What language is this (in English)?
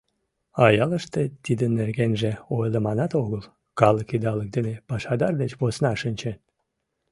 Mari